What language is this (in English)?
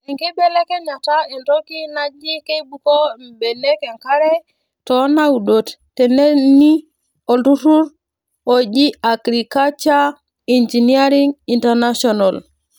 Masai